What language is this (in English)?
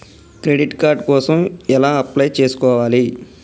Telugu